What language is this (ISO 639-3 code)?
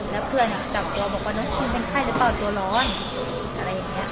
tha